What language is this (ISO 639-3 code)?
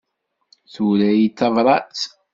kab